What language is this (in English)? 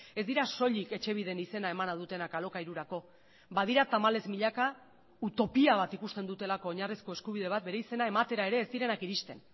Basque